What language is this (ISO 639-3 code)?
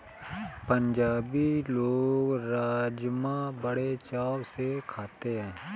hin